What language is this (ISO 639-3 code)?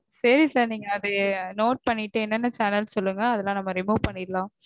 tam